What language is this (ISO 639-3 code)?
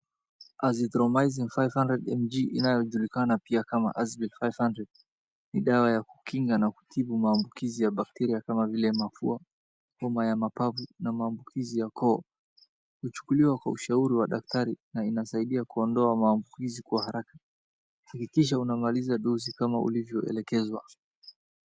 swa